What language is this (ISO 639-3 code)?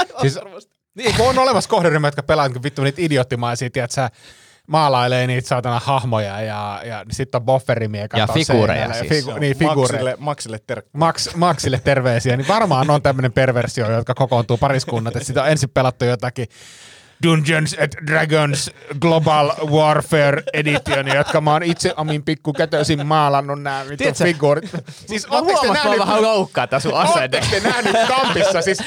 fin